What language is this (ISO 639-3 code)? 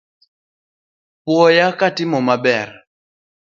luo